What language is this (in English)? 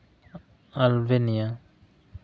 Santali